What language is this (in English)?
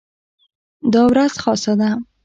Pashto